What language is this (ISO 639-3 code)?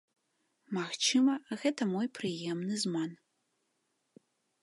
bel